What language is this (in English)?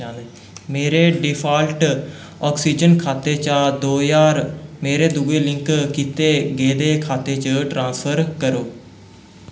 Dogri